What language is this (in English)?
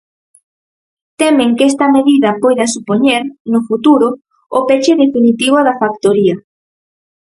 Galician